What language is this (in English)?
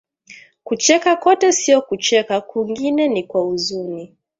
Swahili